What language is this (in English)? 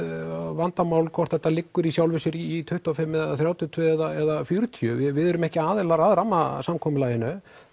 Icelandic